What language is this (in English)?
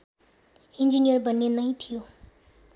Nepali